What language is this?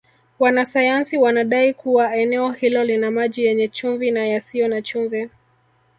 Swahili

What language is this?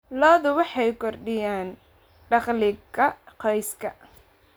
Somali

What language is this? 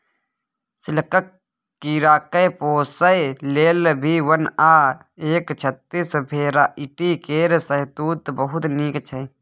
Maithili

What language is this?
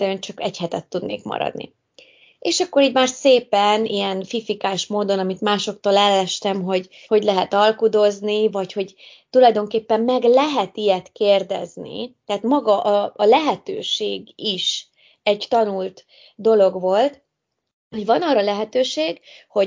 Hungarian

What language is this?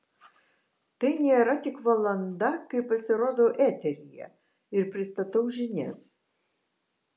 Lithuanian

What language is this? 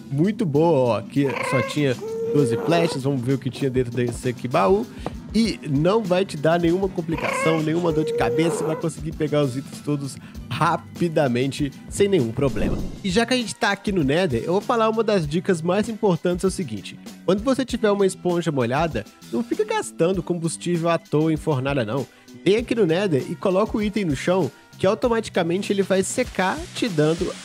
Portuguese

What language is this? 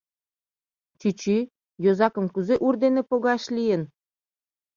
Mari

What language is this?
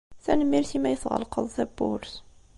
Kabyle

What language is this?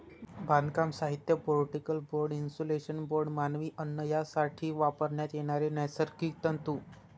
Marathi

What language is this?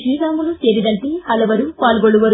Kannada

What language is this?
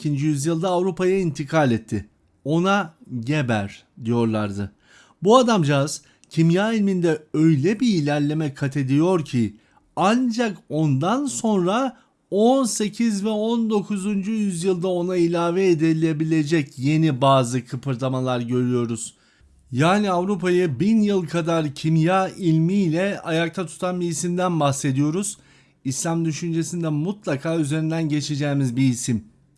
Turkish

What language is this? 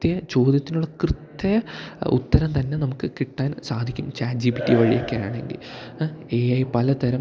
Malayalam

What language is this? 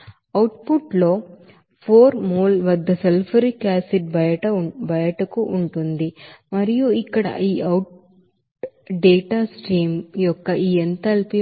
Telugu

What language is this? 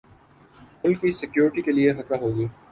Urdu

